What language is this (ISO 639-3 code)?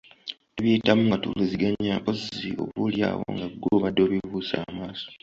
lug